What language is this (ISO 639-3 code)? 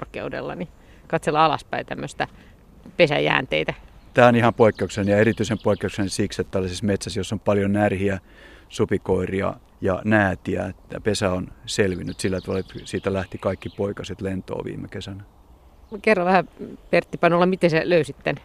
fin